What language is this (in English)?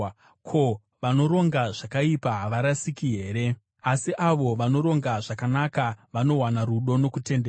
Shona